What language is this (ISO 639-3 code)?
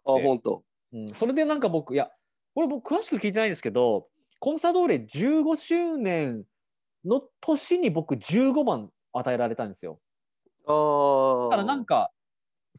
jpn